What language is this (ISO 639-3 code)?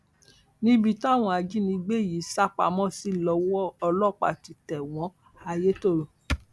yor